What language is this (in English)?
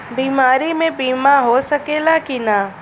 Bhojpuri